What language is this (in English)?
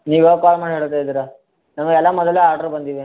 Kannada